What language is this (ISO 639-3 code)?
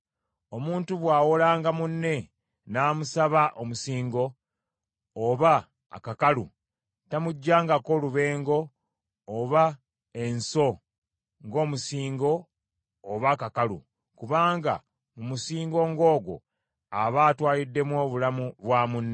lug